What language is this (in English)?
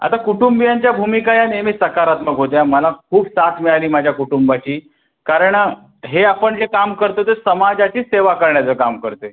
Marathi